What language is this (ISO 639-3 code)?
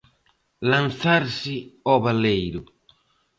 glg